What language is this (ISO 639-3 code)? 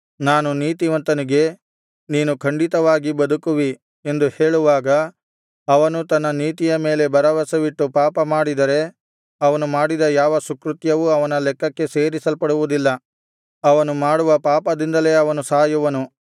kan